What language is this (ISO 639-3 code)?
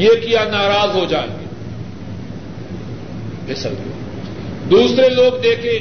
urd